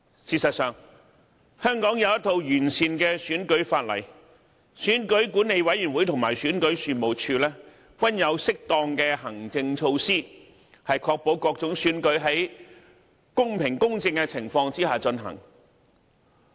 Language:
Cantonese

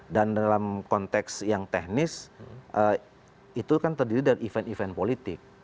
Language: Indonesian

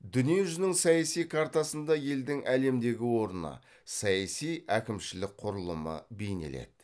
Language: Kazakh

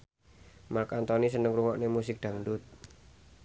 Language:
Javanese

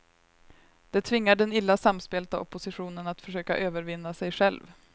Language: Swedish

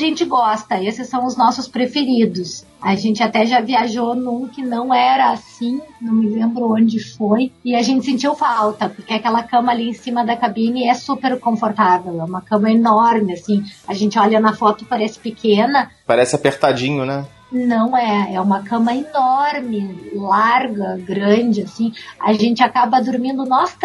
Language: Portuguese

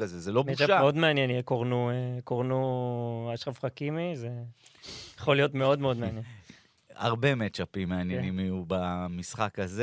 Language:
Hebrew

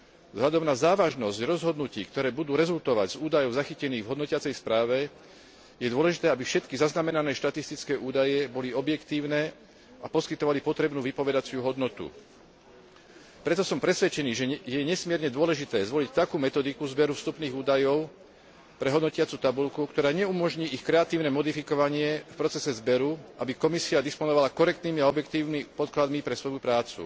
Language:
Slovak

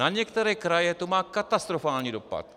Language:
Czech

